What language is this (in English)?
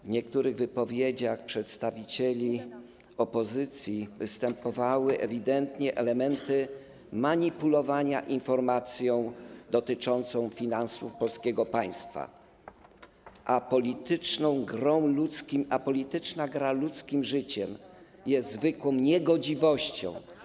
Polish